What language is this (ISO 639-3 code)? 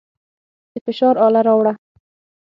pus